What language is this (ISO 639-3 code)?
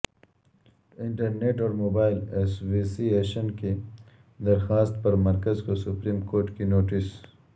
urd